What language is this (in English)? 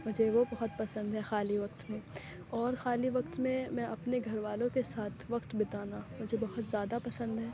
Urdu